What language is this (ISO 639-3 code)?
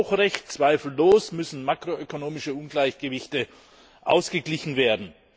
deu